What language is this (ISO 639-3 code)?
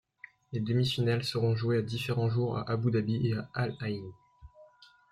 fra